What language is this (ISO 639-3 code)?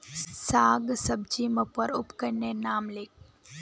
mag